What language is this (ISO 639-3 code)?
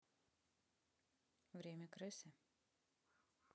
rus